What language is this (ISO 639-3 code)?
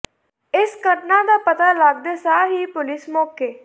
pan